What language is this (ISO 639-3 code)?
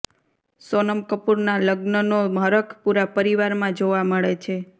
guj